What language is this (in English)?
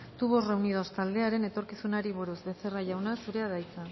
Basque